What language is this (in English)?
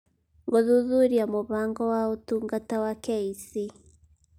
Kikuyu